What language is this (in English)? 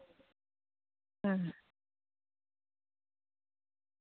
Santali